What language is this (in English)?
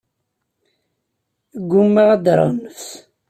Kabyle